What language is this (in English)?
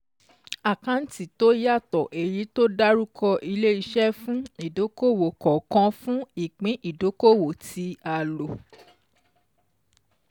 Yoruba